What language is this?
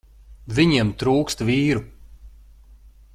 Latvian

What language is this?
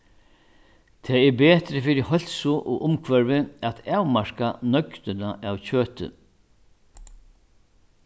Faroese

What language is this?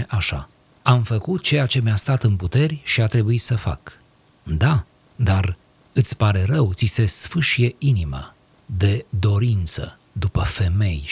Romanian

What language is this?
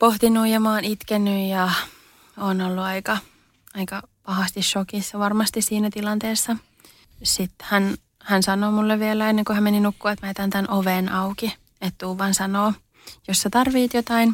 Finnish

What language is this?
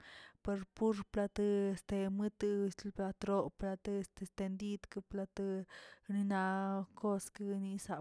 Tilquiapan Zapotec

